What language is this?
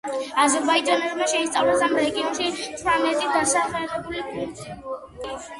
Georgian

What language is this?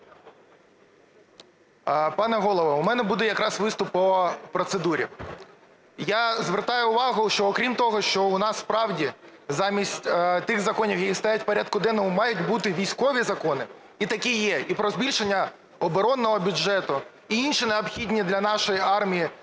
Ukrainian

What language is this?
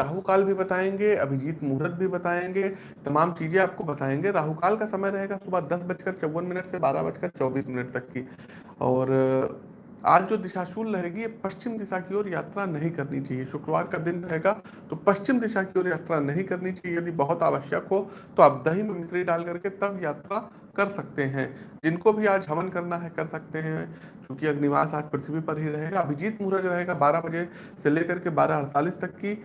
Hindi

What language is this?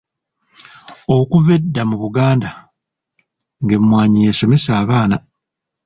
Ganda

